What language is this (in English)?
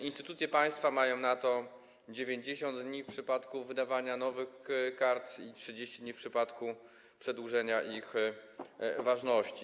Polish